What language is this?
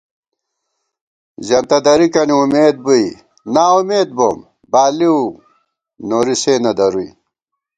Gawar-Bati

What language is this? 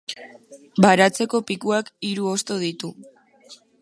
Basque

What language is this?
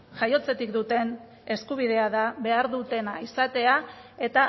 Basque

